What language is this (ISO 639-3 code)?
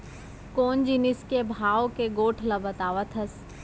hne